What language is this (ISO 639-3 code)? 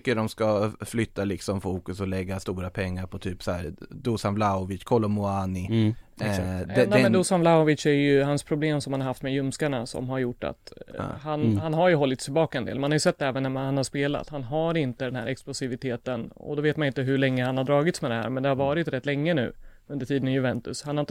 swe